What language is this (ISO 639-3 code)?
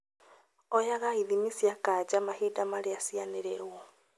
kik